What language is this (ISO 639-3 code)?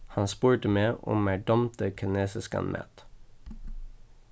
fao